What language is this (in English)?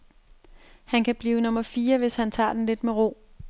Danish